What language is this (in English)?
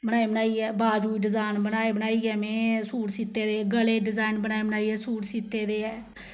Dogri